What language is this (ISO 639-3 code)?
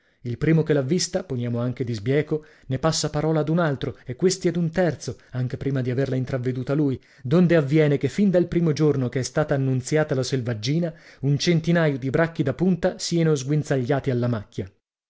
ita